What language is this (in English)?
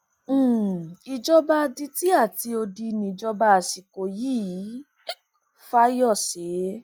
Yoruba